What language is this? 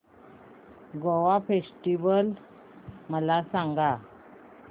Marathi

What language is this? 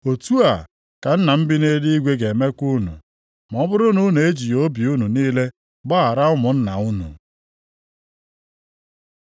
Igbo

